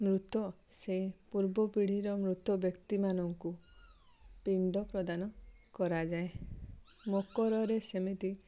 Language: Odia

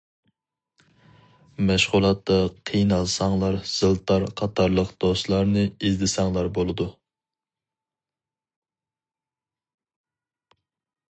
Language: Uyghur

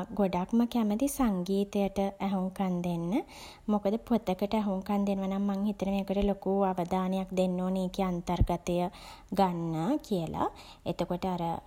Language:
Sinhala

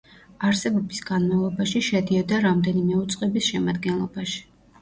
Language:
Georgian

